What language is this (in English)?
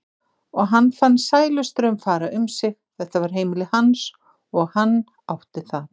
Icelandic